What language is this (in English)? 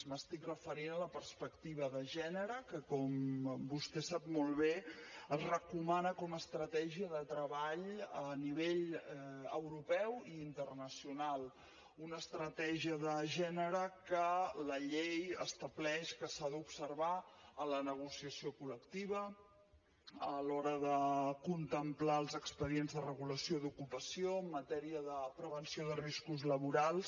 Catalan